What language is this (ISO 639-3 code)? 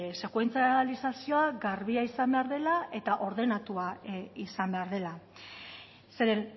eus